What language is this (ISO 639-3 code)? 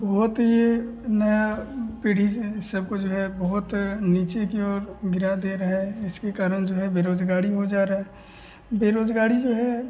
hin